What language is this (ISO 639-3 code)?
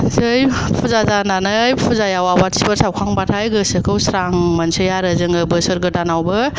brx